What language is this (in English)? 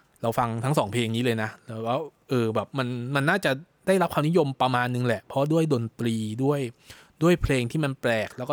Thai